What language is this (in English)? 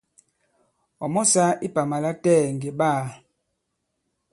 Bankon